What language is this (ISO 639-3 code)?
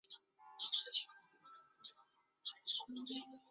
zho